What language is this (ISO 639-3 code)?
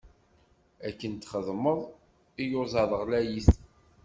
kab